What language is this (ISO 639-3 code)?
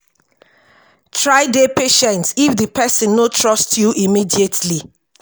pcm